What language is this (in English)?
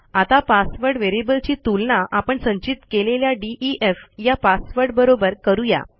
Marathi